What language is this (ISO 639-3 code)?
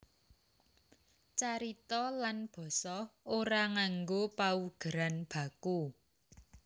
jav